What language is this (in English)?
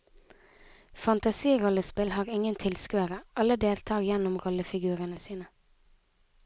Norwegian